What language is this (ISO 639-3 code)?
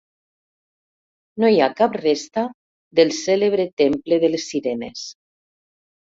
cat